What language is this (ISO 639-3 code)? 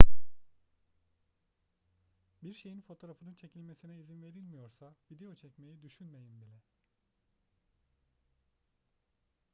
tur